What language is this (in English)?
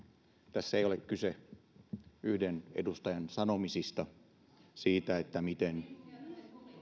Finnish